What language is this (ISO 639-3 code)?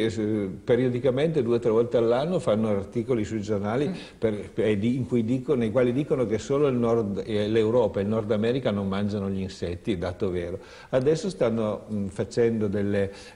ita